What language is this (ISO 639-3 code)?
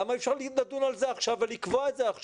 heb